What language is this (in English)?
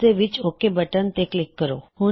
Punjabi